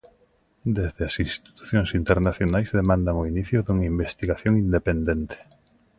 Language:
Galician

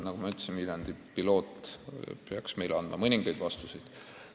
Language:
Estonian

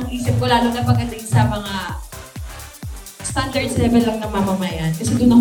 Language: Filipino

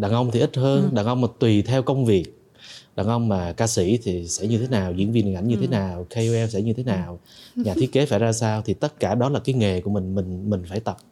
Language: Vietnamese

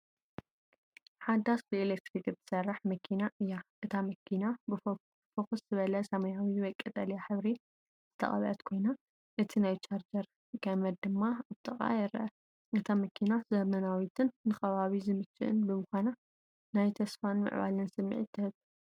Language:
Tigrinya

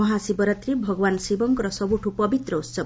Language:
Odia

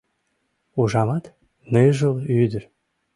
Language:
Mari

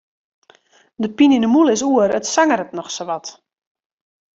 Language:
Western Frisian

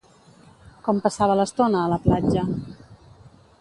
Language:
Catalan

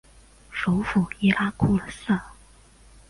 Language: Chinese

